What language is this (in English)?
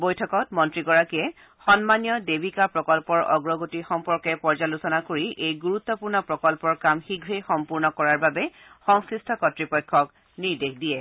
Assamese